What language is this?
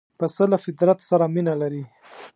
Pashto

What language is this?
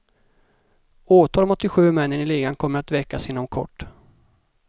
Swedish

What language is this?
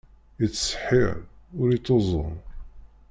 Kabyle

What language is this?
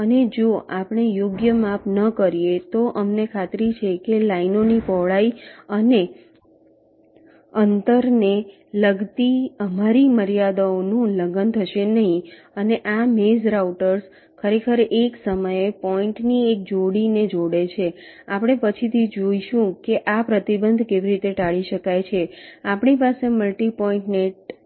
Gujarati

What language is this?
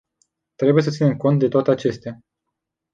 Romanian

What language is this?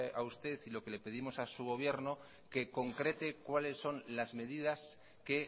Spanish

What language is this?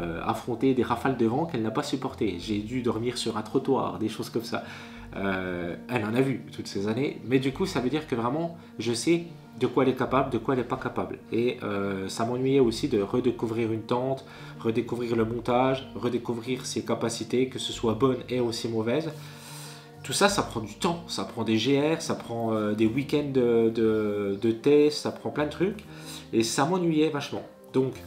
French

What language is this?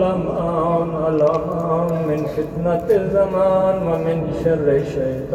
Urdu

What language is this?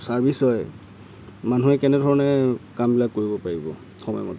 Assamese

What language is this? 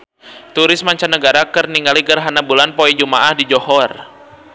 Sundanese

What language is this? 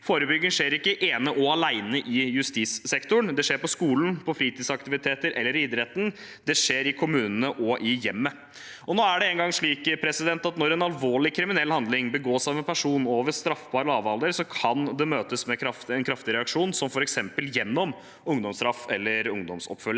Norwegian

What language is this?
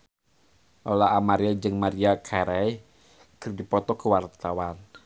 Sundanese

